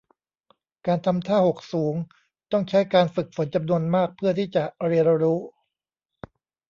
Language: Thai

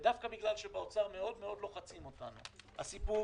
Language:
Hebrew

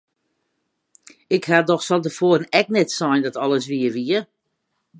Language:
Western Frisian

